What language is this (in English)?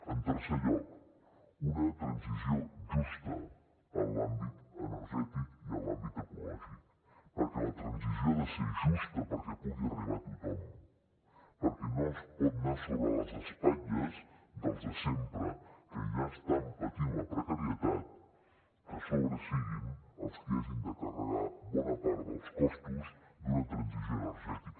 Catalan